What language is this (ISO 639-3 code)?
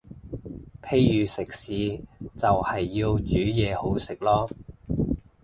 yue